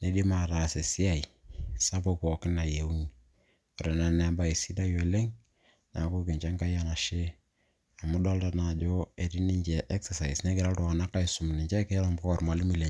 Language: Masai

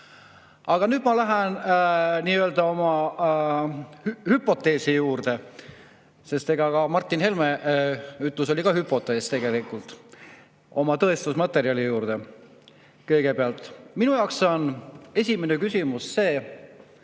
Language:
Estonian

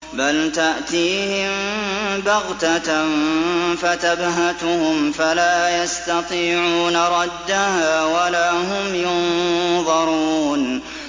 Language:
Arabic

